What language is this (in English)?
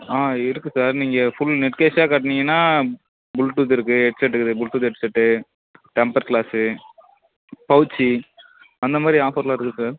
Tamil